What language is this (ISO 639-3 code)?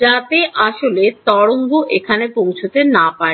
ben